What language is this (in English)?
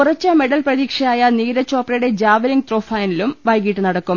Malayalam